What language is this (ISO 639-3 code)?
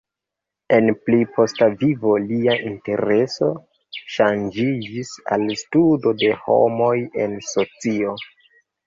epo